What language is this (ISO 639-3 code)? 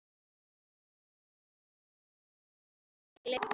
isl